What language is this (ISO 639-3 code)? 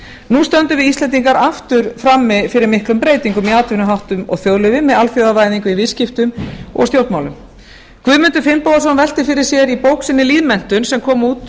isl